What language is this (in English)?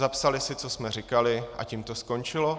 Czech